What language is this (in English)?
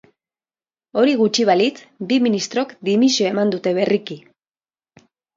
Basque